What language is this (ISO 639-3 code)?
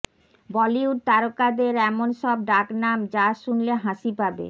ben